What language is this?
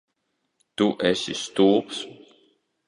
Latvian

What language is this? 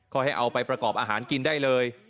Thai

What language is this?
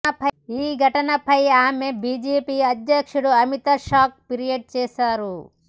Telugu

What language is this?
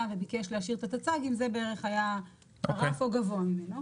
Hebrew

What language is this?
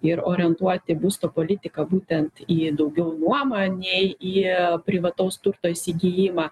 Lithuanian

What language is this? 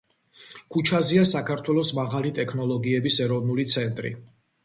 Georgian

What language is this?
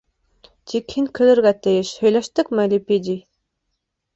Bashkir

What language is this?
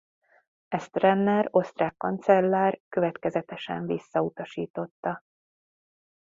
Hungarian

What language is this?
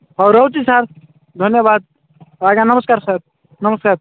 Odia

